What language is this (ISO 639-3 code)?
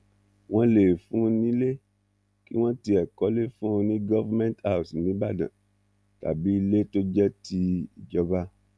yor